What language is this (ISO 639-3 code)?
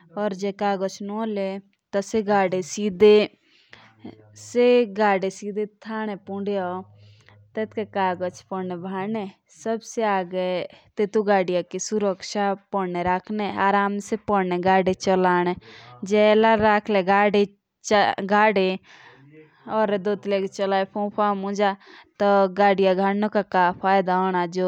jns